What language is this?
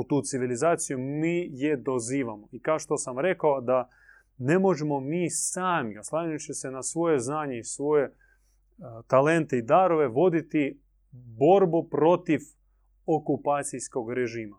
Croatian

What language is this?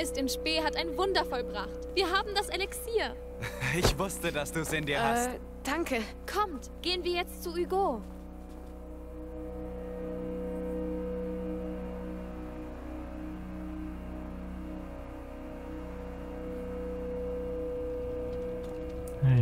German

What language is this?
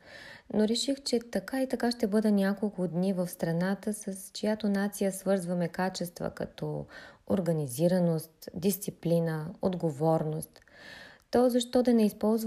Bulgarian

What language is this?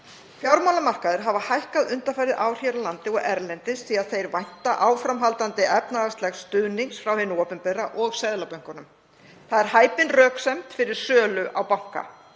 Icelandic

